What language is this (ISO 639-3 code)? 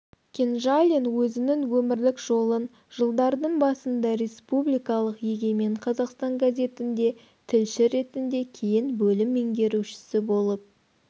kaz